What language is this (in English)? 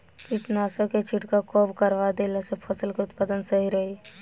Bhojpuri